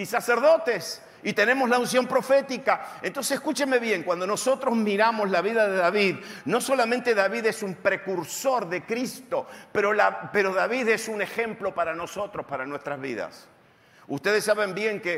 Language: Spanish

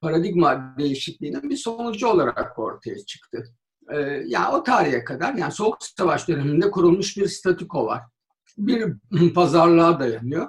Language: Turkish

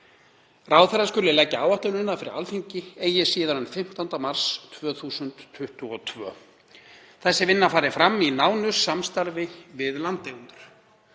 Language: Icelandic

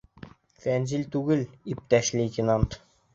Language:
Bashkir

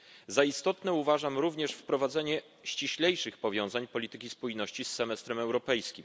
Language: Polish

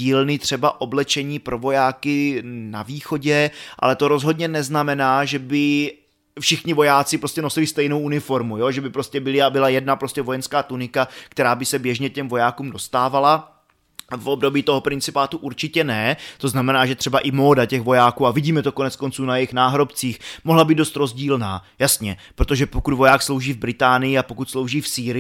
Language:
Czech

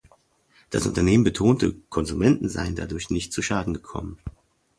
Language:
German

